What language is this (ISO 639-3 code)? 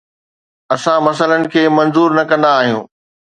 snd